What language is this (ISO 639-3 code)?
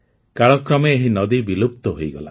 ori